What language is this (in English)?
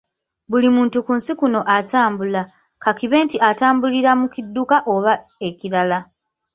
Ganda